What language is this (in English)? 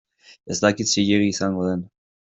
Basque